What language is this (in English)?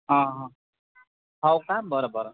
Marathi